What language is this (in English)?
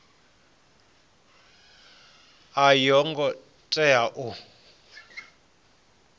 Venda